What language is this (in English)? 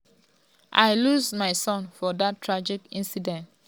Nigerian Pidgin